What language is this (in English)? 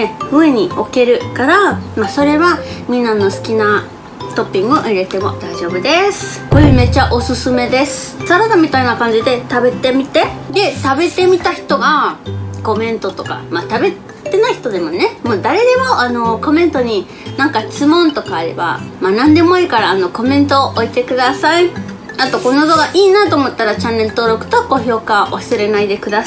Japanese